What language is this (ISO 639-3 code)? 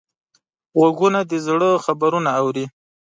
pus